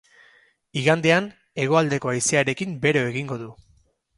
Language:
Basque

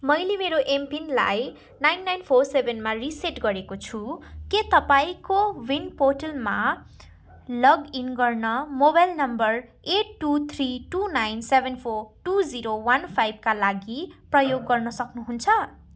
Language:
Nepali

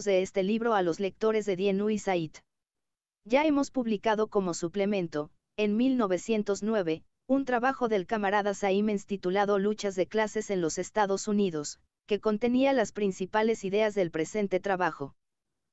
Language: Spanish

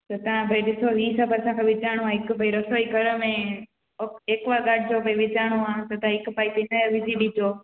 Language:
Sindhi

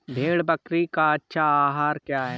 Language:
Hindi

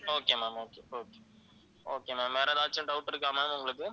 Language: Tamil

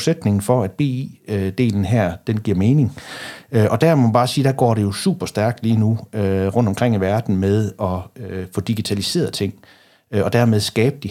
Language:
Danish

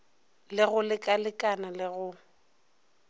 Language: Northern Sotho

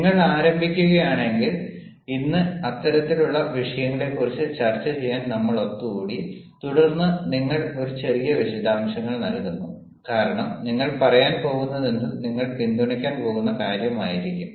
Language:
Malayalam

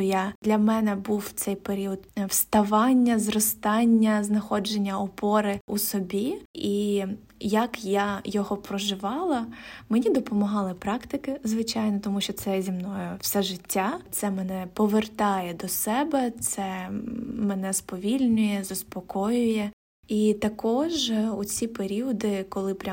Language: Ukrainian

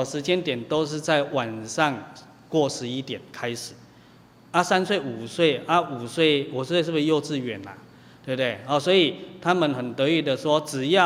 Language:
Chinese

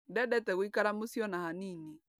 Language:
Kikuyu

